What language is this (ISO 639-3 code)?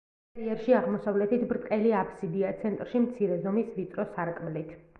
kat